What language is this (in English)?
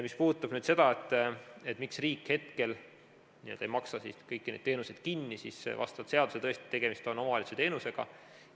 Estonian